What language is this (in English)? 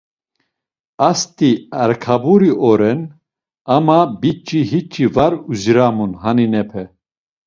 Laz